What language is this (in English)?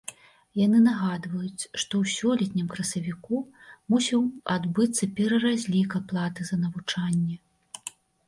Belarusian